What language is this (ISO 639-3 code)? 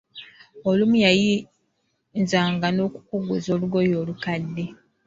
lug